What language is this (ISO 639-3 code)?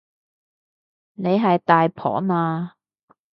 yue